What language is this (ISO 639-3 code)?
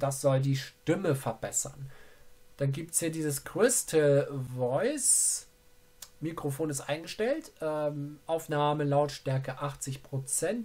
deu